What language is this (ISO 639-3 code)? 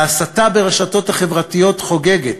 heb